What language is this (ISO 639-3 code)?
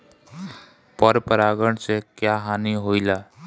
bho